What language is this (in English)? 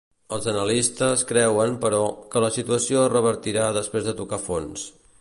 Catalan